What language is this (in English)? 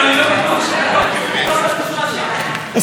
Hebrew